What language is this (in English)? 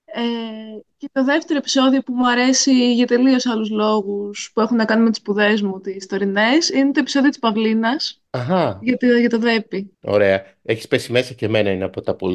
Greek